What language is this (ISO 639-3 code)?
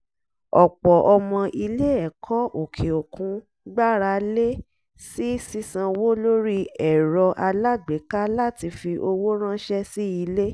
yor